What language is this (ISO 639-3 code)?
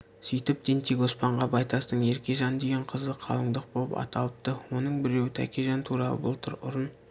kaz